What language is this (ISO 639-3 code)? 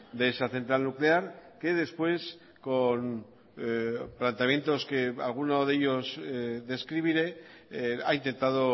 spa